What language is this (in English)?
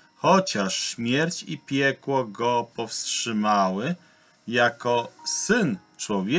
Polish